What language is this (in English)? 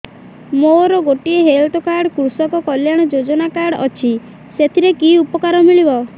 Odia